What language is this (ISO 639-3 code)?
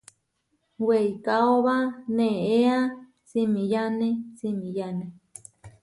var